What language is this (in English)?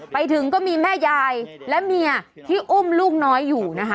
Thai